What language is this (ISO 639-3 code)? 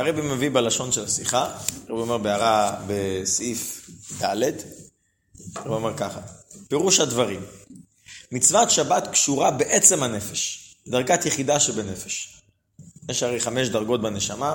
heb